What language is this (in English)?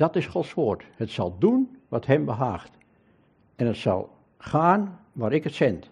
Dutch